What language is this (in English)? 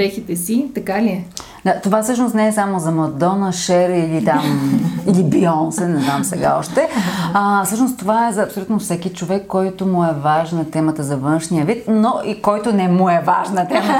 Bulgarian